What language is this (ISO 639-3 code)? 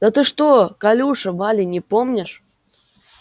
rus